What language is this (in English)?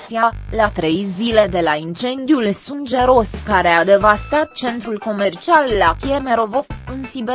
Romanian